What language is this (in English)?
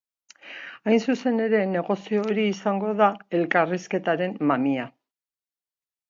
Basque